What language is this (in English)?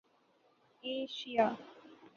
Urdu